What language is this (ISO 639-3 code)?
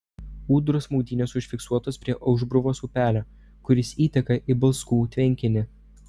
lit